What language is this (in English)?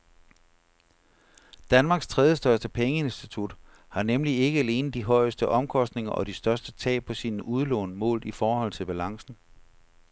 Danish